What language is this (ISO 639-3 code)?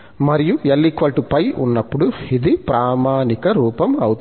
tel